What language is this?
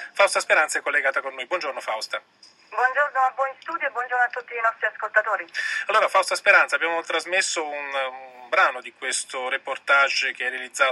Italian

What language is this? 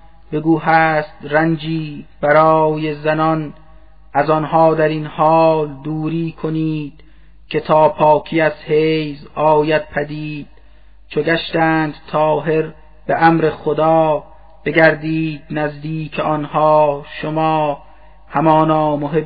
Persian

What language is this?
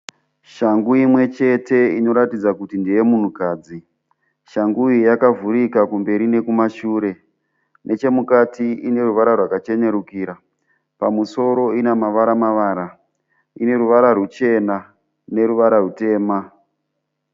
Shona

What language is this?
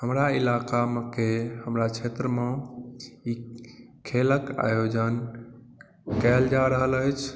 Maithili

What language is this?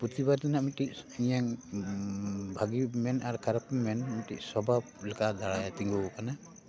Santali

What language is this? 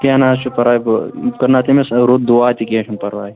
Kashmiri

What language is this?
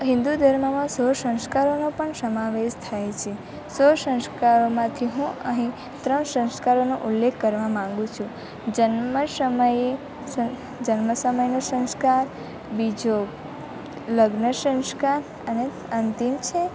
Gujarati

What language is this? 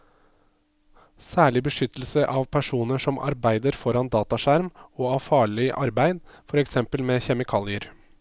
Norwegian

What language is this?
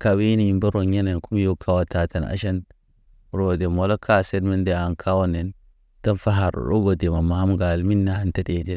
Naba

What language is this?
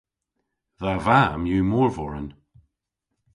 Cornish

